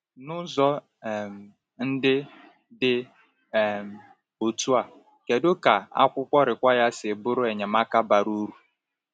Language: Igbo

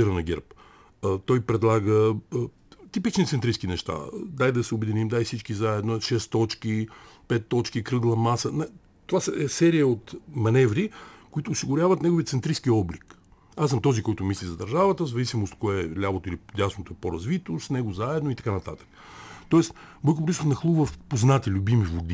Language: Bulgarian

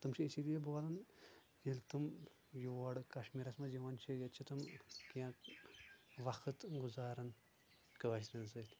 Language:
Kashmiri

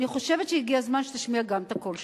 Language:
Hebrew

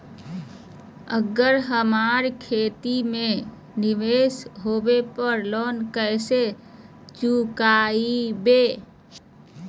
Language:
Magahi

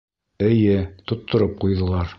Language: Bashkir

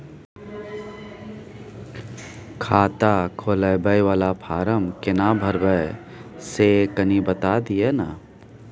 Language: Maithili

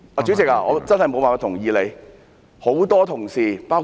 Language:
Cantonese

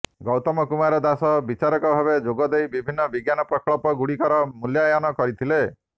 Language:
Odia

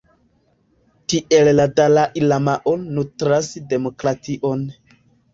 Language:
Esperanto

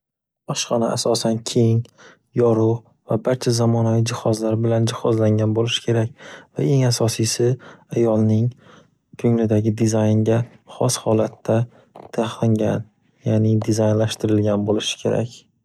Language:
Uzbek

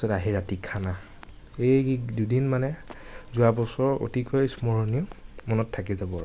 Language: Assamese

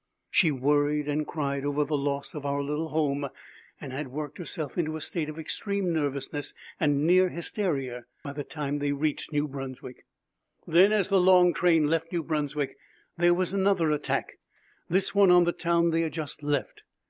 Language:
English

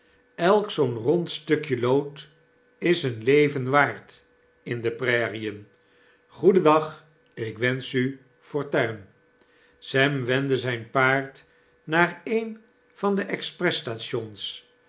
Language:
Dutch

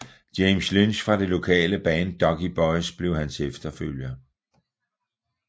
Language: Danish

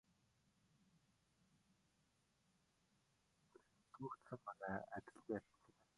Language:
Mongolian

